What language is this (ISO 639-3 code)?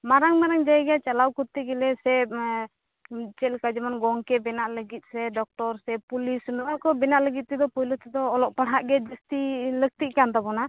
sat